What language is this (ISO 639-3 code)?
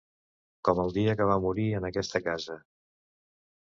cat